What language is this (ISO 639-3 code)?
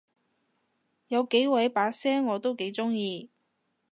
yue